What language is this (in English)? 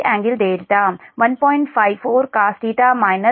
Telugu